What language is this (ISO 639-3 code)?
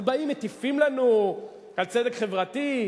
heb